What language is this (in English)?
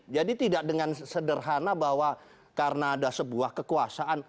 Indonesian